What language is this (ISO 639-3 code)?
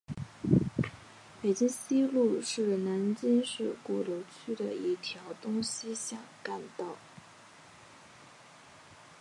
zho